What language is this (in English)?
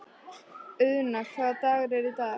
Icelandic